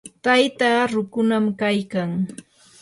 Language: Yanahuanca Pasco Quechua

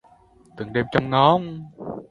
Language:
Vietnamese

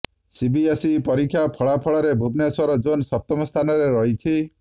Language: Odia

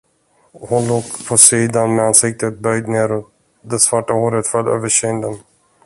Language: Swedish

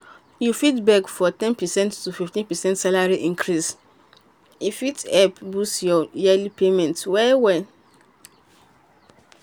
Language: Nigerian Pidgin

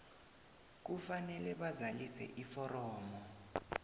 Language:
South Ndebele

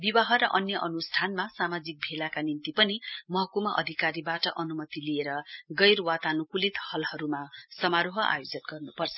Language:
Nepali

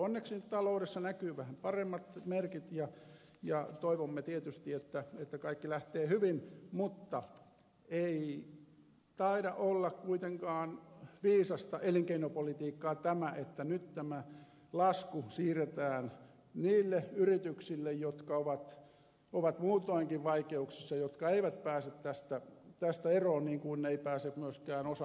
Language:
Finnish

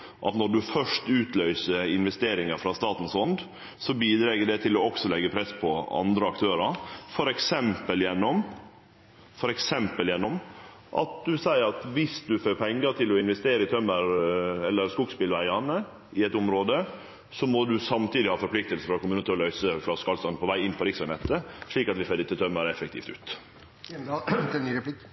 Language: Norwegian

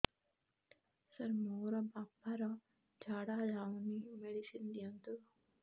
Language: Odia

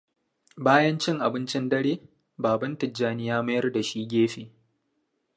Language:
Hausa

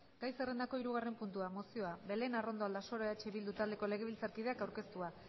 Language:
Basque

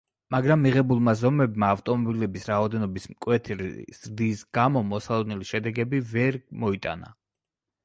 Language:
Georgian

